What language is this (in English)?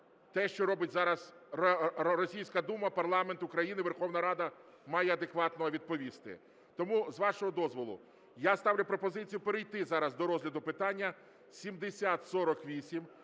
Ukrainian